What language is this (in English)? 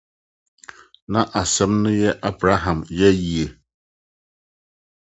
Akan